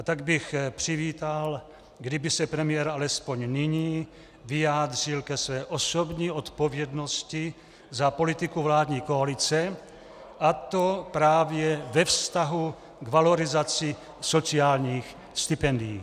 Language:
Czech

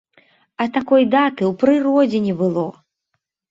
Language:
Belarusian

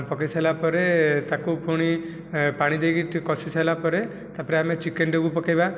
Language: Odia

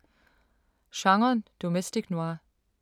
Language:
Danish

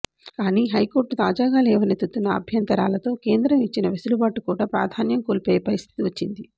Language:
Telugu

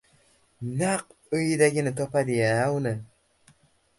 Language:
Uzbek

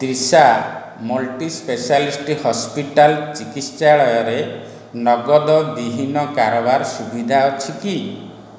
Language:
Odia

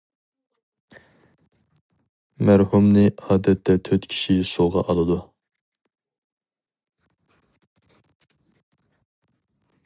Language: Uyghur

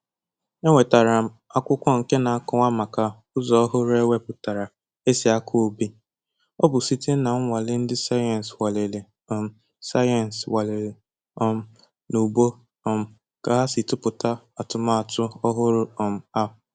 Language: Igbo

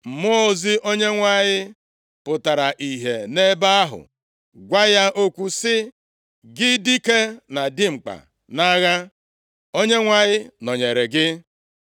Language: Igbo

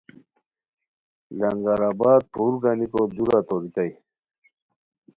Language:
Khowar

